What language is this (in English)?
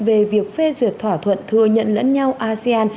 Vietnamese